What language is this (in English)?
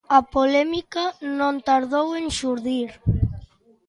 Galician